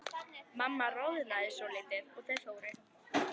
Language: Icelandic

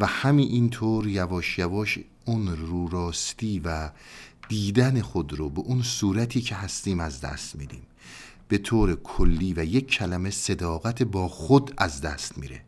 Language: Persian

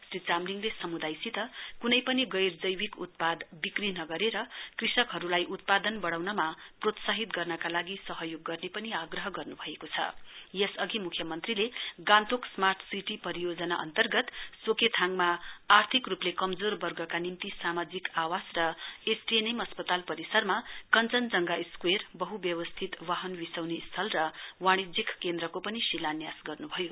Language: Nepali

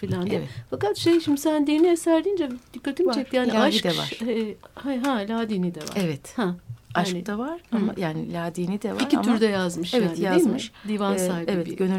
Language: Turkish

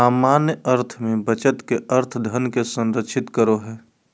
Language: Magahi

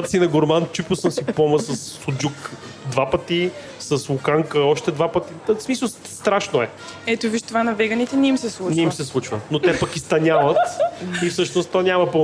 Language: Bulgarian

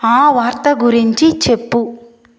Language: Telugu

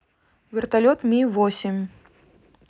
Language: Russian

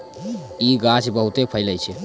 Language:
Maithili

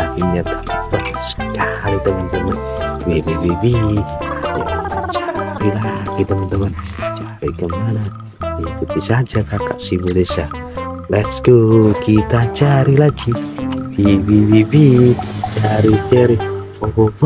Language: Indonesian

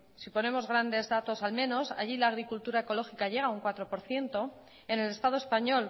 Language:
Spanish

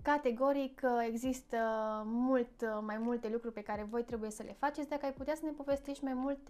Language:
Romanian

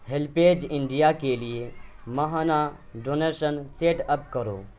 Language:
Urdu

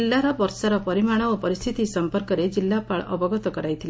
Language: Odia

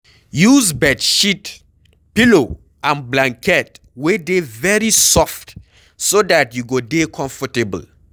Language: Nigerian Pidgin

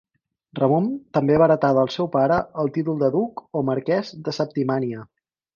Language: Catalan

